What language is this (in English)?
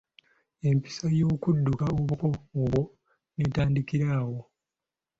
Ganda